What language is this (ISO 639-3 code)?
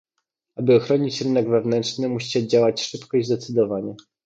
pol